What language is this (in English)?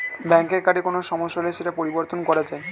Bangla